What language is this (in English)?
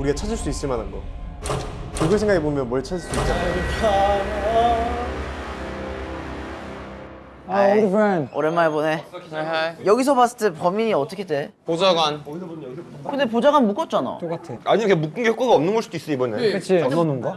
Korean